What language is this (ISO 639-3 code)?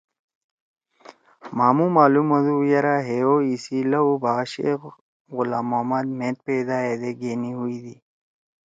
trw